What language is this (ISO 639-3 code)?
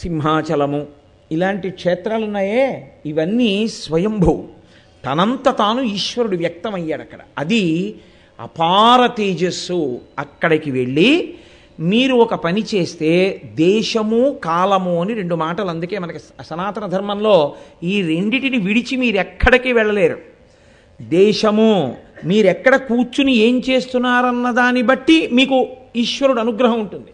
tel